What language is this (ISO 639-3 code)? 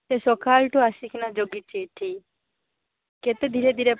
ori